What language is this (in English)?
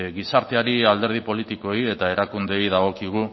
Basque